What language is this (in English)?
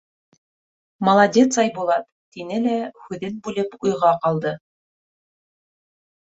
Bashkir